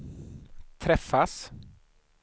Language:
Swedish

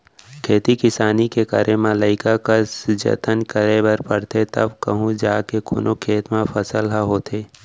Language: Chhattisgarhi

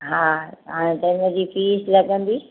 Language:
Sindhi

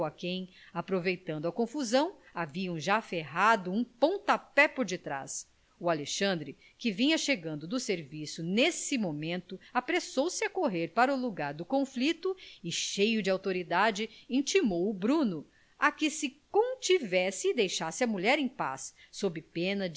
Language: Portuguese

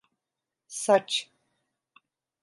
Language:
Turkish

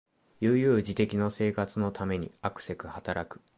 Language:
Japanese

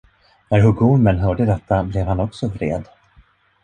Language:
Swedish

